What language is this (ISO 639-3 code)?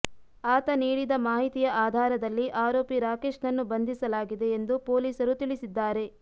kan